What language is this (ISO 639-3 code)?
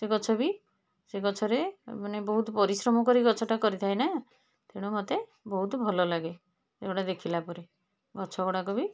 ori